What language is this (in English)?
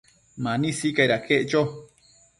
Matsés